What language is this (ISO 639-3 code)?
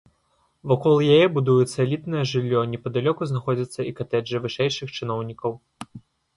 bel